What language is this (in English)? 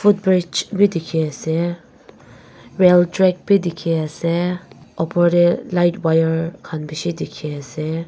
Naga Pidgin